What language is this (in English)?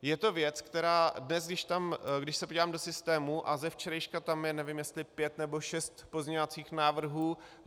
Czech